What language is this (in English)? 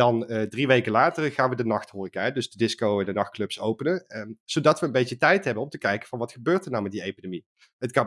Dutch